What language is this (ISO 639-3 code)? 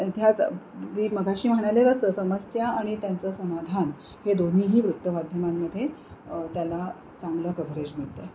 mar